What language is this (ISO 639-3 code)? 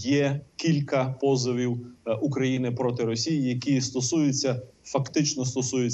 ukr